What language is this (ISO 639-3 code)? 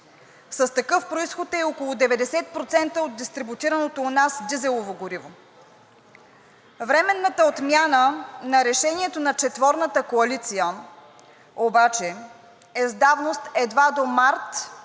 bul